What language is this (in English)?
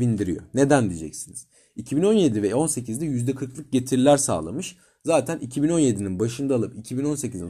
Turkish